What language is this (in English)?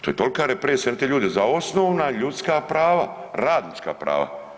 Croatian